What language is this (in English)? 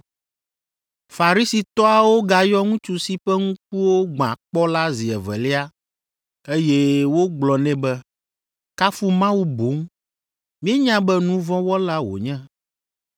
Ewe